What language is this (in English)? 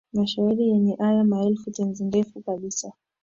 Swahili